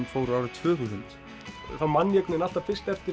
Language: Icelandic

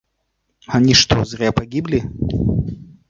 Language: Russian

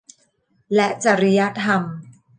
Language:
Thai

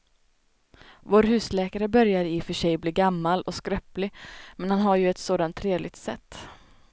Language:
Swedish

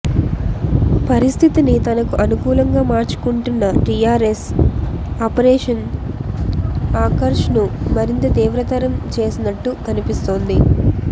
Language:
Telugu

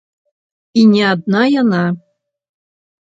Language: Belarusian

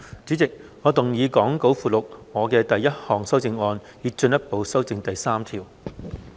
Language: Cantonese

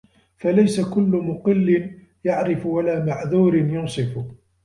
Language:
Arabic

